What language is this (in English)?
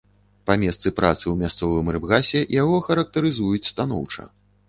Belarusian